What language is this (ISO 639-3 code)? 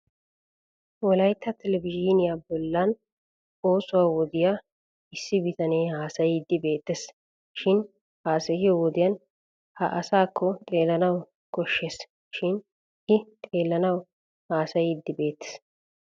wal